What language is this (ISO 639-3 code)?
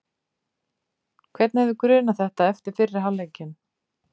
isl